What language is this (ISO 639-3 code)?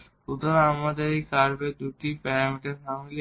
ben